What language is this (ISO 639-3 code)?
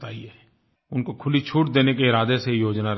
hin